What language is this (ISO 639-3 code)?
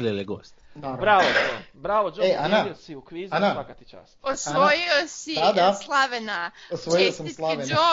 hrv